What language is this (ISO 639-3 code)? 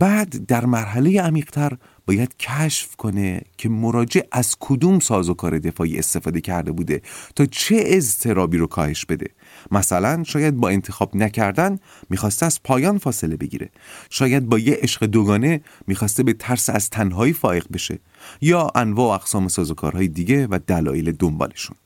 fas